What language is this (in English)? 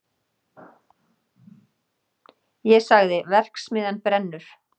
Icelandic